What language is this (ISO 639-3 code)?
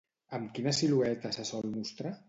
cat